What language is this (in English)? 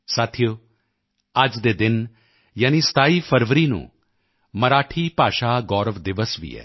Punjabi